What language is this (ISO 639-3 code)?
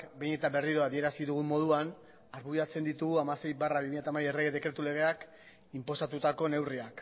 eus